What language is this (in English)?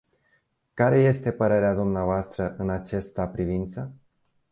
Romanian